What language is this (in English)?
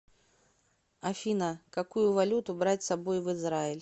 Russian